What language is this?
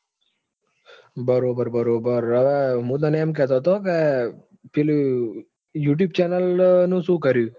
Gujarati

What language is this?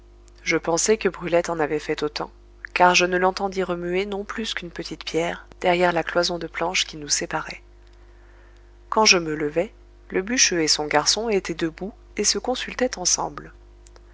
French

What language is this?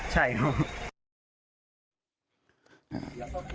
Thai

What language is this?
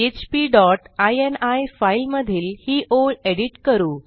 Marathi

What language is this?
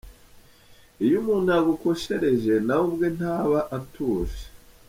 Kinyarwanda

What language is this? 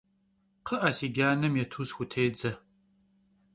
Kabardian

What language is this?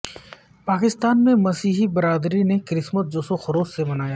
Urdu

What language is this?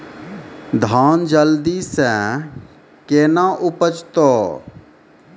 Maithili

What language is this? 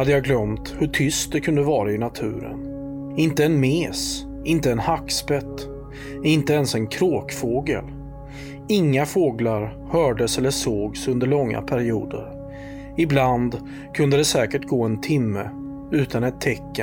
Swedish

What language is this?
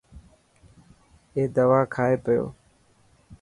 Dhatki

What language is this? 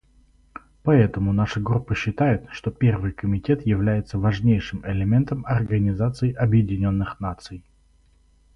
Russian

